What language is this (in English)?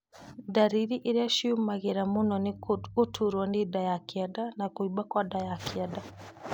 Kikuyu